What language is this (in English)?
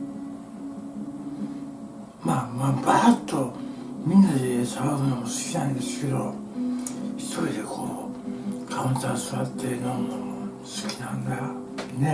Japanese